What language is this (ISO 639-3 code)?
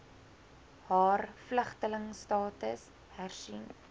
afr